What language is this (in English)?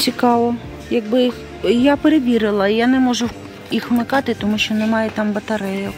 Ukrainian